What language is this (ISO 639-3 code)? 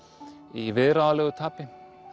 isl